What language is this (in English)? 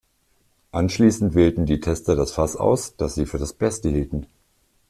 German